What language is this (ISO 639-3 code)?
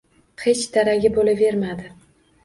uzb